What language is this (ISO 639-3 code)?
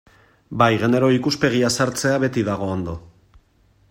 eus